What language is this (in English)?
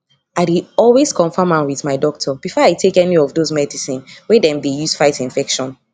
Nigerian Pidgin